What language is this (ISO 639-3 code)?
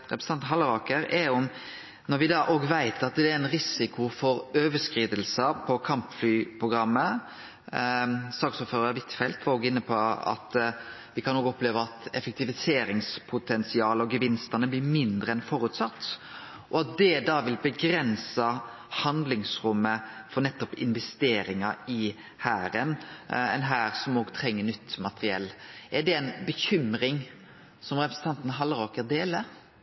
nno